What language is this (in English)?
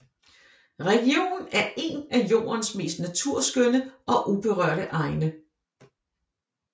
Danish